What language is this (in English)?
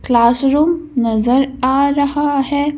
Hindi